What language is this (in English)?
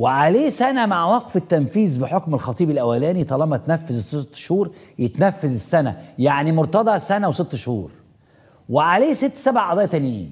Arabic